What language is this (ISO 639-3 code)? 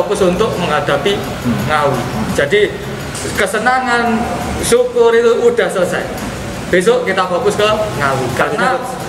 ind